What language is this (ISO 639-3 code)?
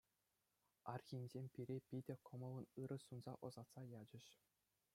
chv